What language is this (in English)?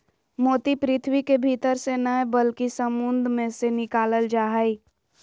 Magahi